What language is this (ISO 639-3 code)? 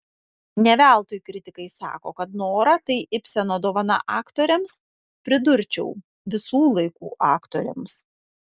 lit